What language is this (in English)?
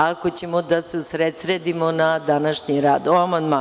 Serbian